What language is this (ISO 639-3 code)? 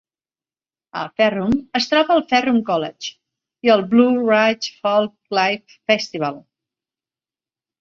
cat